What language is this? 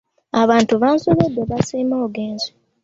Ganda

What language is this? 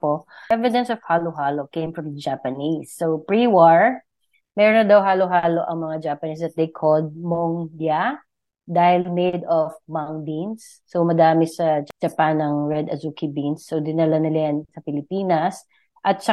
Filipino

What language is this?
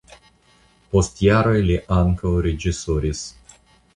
Esperanto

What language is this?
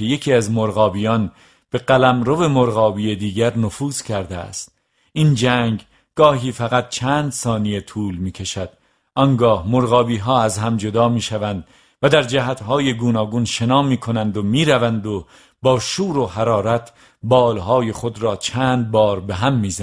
Persian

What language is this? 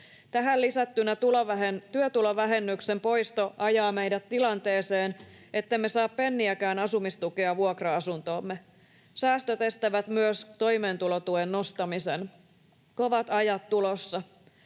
Finnish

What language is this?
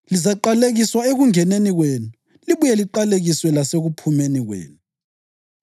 North Ndebele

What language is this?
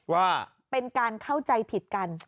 Thai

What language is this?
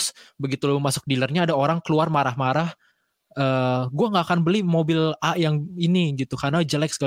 Indonesian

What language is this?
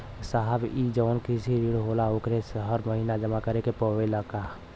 Bhojpuri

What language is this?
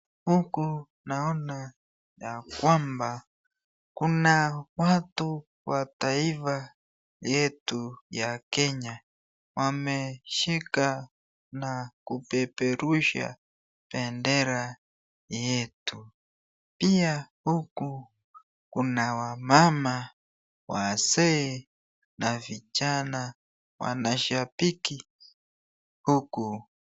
Swahili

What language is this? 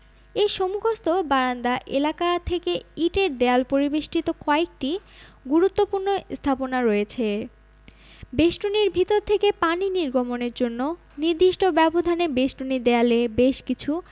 Bangla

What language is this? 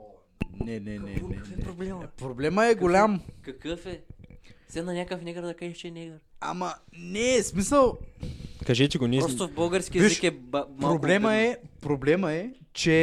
Bulgarian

